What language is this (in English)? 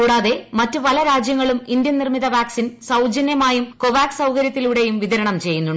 Malayalam